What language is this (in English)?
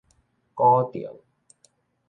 Min Nan Chinese